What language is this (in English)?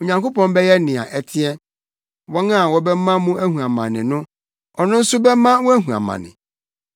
Akan